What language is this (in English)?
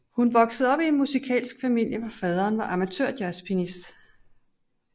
Danish